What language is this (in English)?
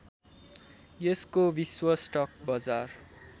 Nepali